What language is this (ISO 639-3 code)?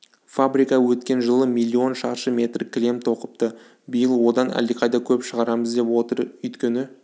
kaz